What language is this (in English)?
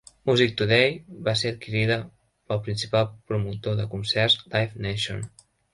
Catalan